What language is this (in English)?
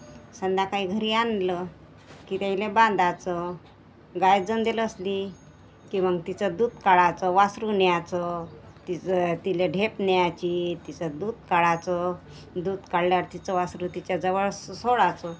Marathi